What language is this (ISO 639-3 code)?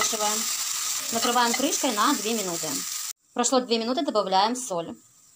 rus